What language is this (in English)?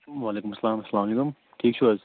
Kashmiri